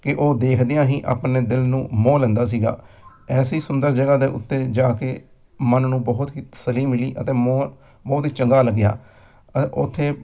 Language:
Punjabi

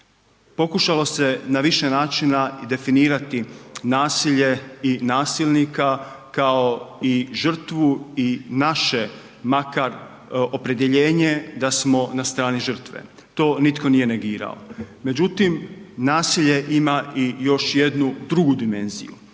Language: Croatian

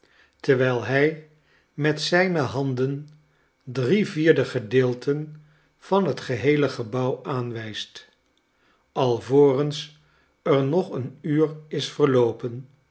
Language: Dutch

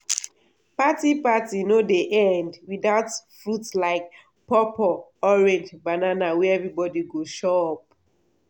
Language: Nigerian Pidgin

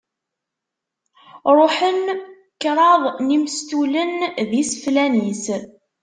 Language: Kabyle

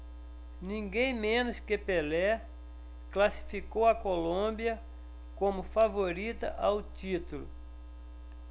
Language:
Portuguese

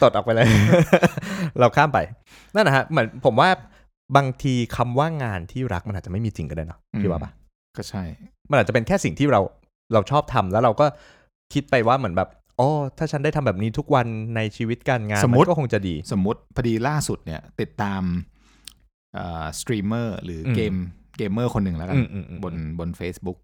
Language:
Thai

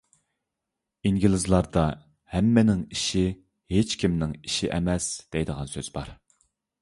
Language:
Uyghur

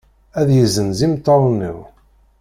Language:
Kabyle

